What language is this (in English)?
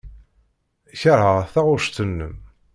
Kabyle